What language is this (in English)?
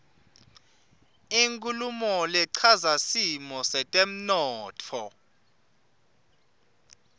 Swati